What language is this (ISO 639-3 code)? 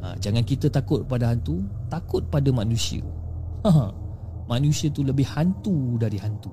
msa